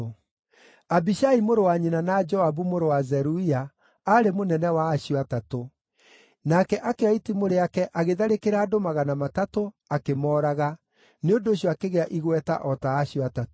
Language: Kikuyu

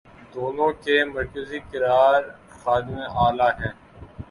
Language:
Urdu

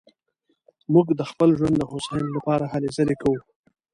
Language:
Pashto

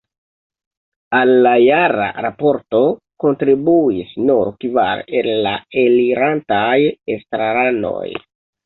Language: Esperanto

